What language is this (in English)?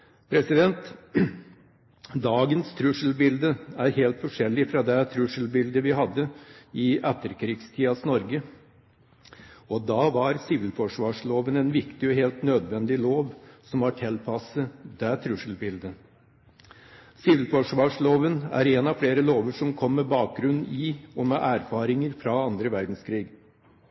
Norwegian Bokmål